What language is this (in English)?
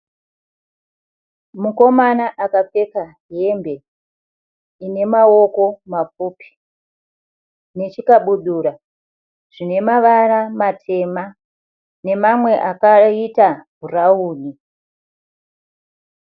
Shona